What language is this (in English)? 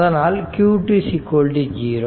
Tamil